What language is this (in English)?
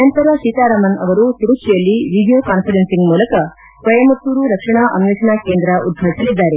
Kannada